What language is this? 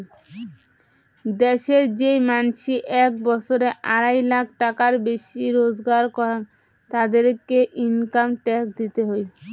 Bangla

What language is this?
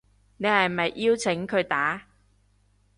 Cantonese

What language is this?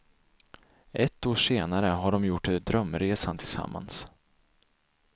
Swedish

